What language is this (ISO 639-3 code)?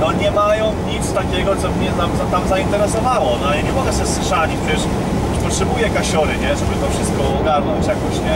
pol